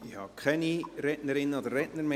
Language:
Swiss German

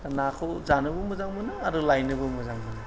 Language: Bodo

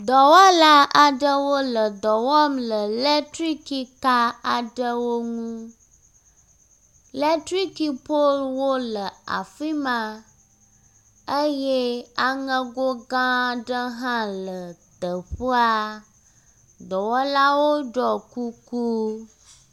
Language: Ewe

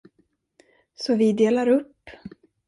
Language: Swedish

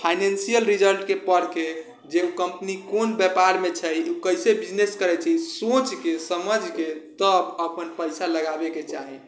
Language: Maithili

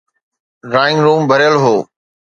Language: Sindhi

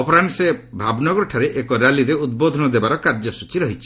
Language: Odia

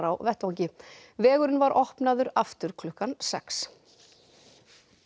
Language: Icelandic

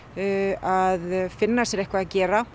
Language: Icelandic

